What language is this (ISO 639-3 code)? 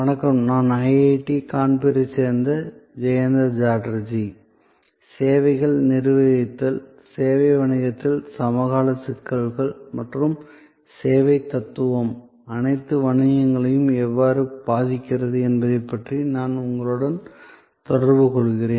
tam